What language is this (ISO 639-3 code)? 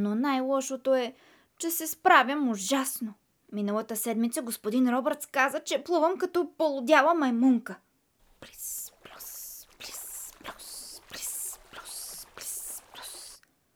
bul